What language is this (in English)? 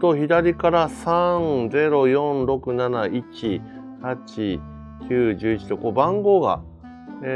Japanese